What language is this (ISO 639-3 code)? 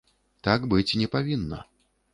bel